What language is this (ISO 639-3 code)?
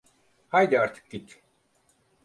tur